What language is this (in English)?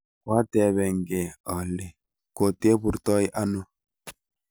Kalenjin